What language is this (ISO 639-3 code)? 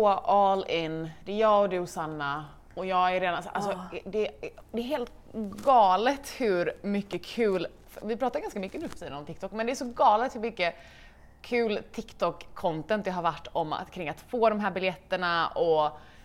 swe